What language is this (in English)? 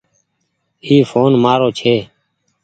Goaria